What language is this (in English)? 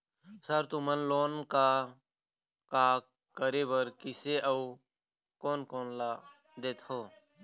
Chhattisgarhi